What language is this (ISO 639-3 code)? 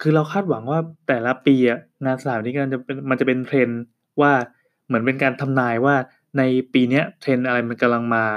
tha